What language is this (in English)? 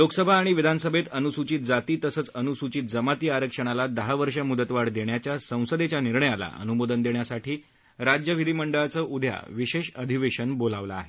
Marathi